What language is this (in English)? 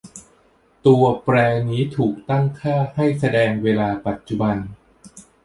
Thai